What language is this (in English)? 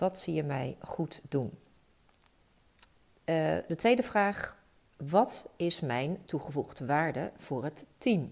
Dutch